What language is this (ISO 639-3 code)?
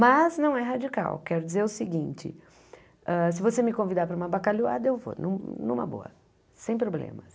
por